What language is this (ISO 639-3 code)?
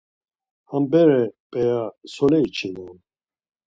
lzz